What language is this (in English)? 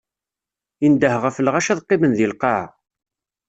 Kabyle